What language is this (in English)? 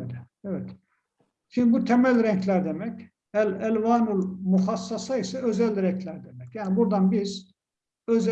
Turkish